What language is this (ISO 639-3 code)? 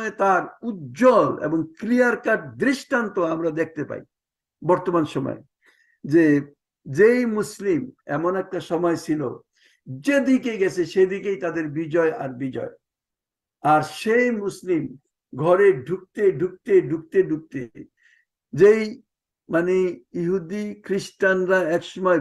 ara